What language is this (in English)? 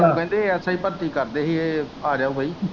Punjabi